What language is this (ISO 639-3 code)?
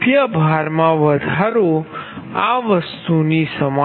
guj